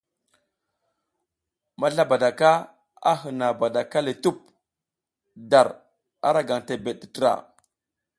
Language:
South Giziga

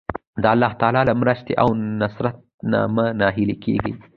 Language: Pashto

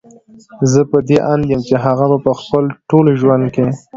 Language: Pashto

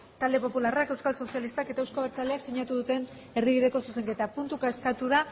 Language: Basque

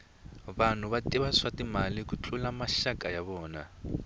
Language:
Tsonga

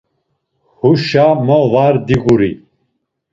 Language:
Laz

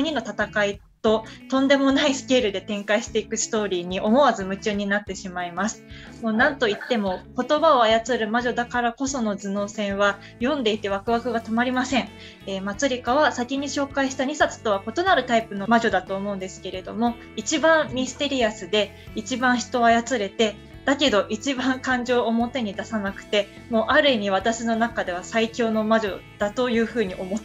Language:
Japanese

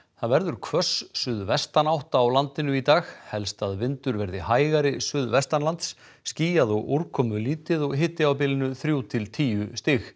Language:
Icelandic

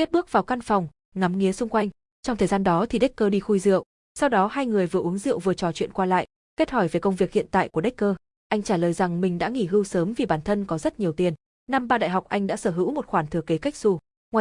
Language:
Vietnamese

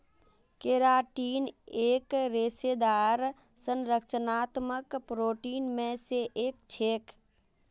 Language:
Magahi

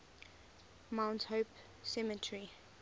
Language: English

